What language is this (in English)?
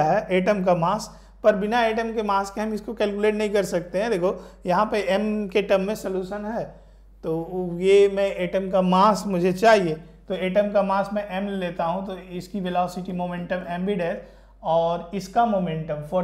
Hindi